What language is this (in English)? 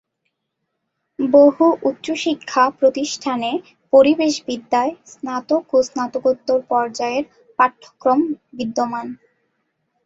Bangla